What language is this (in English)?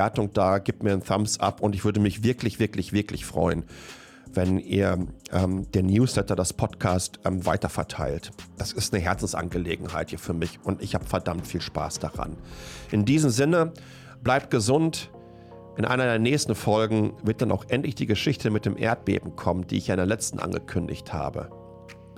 German